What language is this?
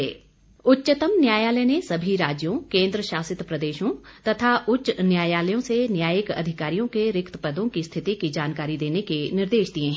Hindi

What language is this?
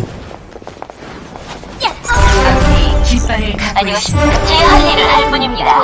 Korean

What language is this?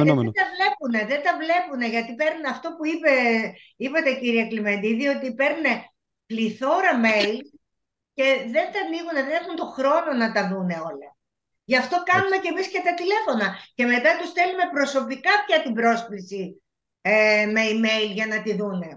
Greek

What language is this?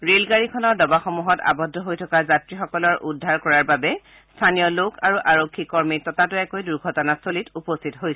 Assamese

